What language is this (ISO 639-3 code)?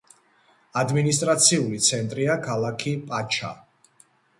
kat